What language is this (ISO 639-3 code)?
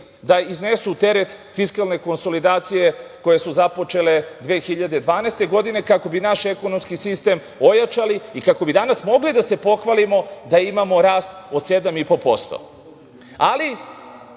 srp